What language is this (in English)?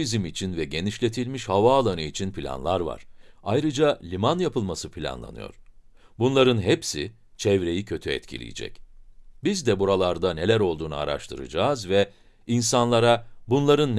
Turkish